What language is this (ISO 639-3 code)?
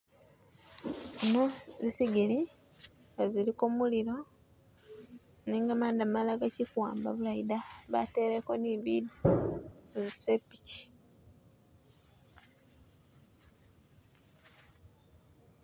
myx